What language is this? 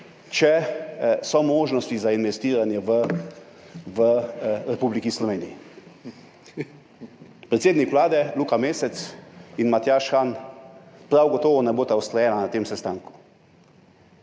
Slovenian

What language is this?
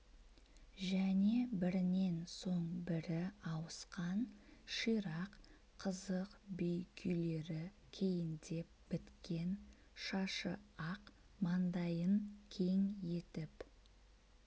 Kazakh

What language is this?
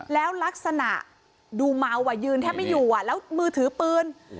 Thai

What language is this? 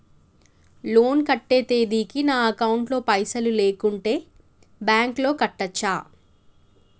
Telugu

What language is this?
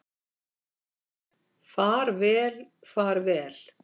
Icelandic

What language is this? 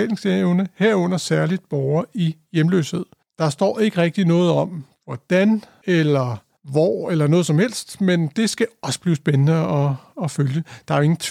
Danish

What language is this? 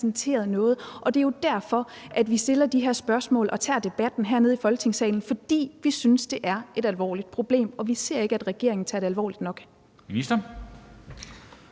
Danish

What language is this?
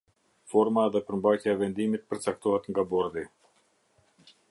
Albanian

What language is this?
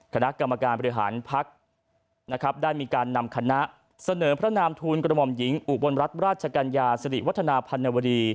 Thai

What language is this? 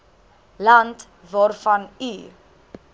Afrikaans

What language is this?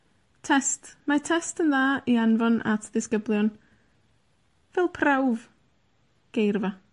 Welsh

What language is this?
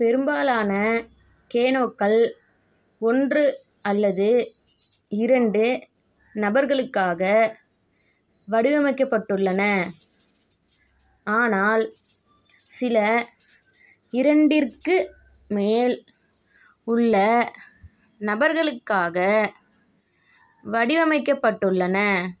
Tamil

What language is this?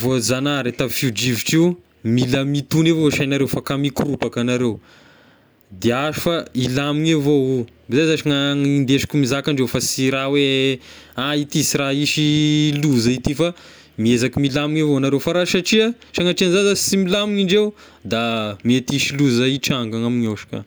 Tesaka Malagasy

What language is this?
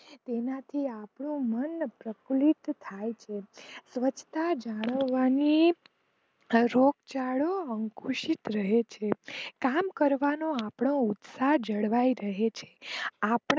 Gujarati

